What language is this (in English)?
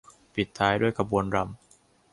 Thai